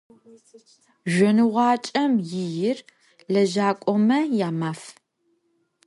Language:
Adyghe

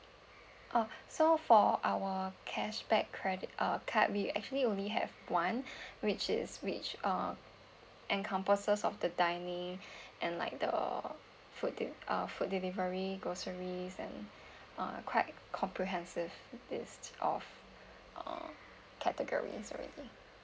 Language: English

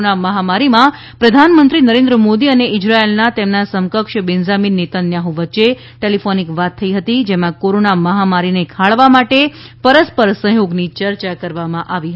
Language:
Gujarati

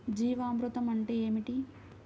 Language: Telugu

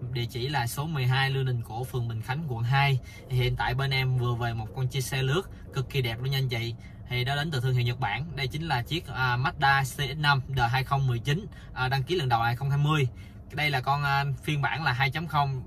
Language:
Vietnamese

